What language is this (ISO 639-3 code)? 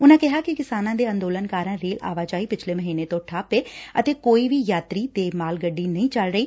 pan